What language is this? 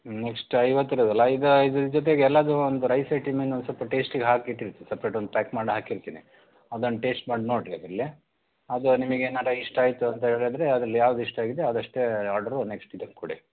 Kannada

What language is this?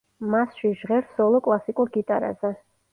Georgian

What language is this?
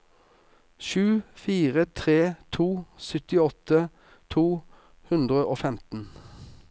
Norwegian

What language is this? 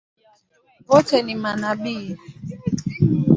Swahili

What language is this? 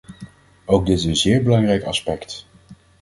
Dutch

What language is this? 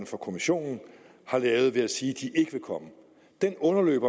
Danish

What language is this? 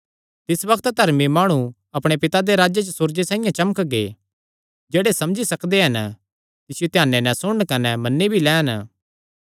Kangri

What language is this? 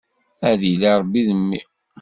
Kabyle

